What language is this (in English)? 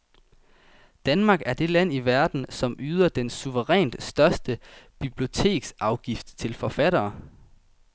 Danish